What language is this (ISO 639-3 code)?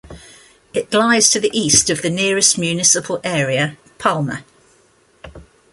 eng